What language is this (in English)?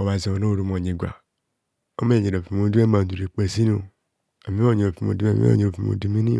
Kohumono